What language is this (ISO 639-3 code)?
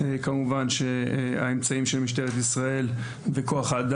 heb